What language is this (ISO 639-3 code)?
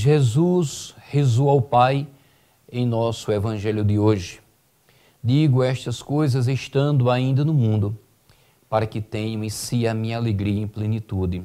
por